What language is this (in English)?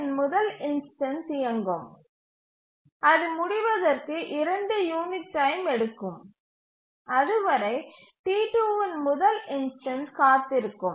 Tamil